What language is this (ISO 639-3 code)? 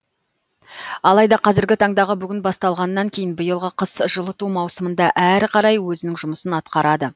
kaz